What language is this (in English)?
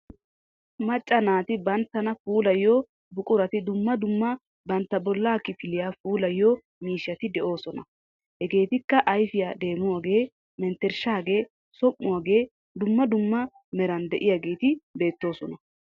Wolaytta